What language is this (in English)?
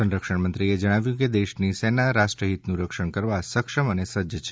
Gujarati